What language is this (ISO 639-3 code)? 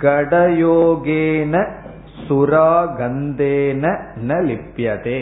tam